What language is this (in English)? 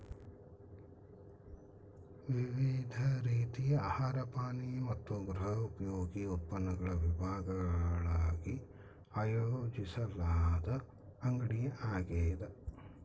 Kannada